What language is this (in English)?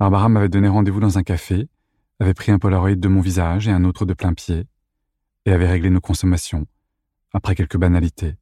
French